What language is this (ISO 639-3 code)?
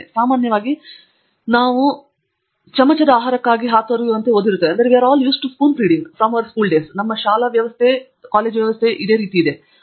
kan